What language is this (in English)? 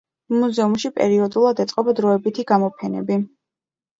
Georgian